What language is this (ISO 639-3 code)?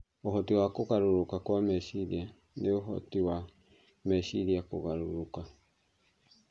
kik